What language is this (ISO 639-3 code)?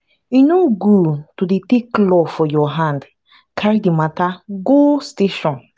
pcm